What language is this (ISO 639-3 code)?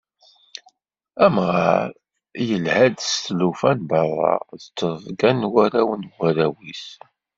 kab